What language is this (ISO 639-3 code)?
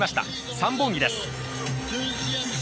jpn